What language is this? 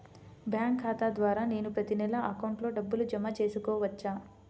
Telugu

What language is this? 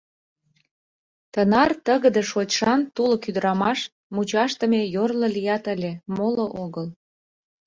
Mari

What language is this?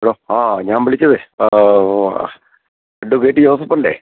Malayalam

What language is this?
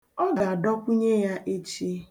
Igbo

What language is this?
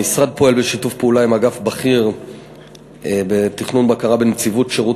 Hebrew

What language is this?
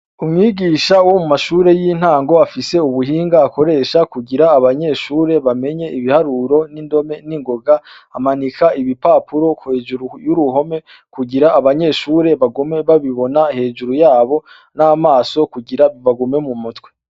Rundi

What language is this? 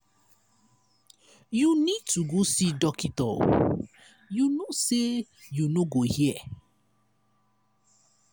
Nigerian Pidgin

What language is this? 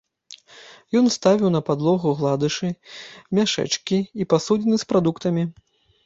Belarusian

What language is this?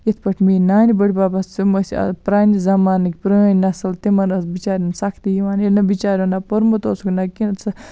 Kashmiri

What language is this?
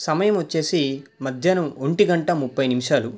Telugu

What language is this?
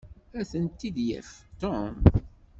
Kabyle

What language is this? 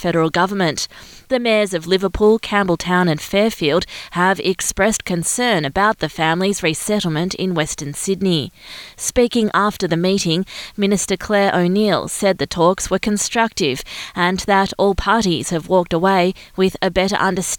English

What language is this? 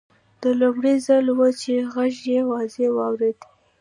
Pashto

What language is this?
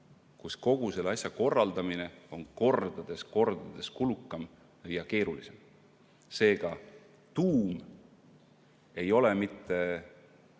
Estonian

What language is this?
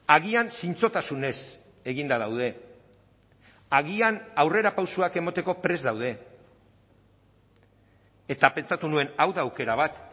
Basque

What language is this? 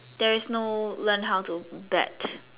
English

